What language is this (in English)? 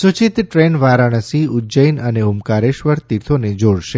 Gujarati